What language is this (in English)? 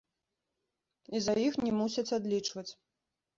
Belarusian